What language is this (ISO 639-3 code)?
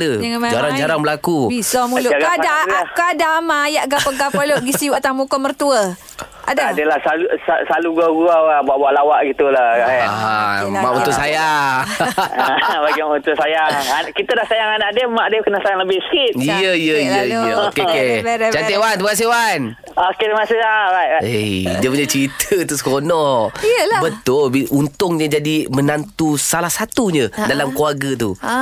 msa